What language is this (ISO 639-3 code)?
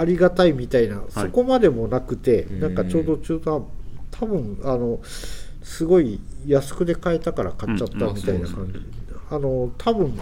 jpn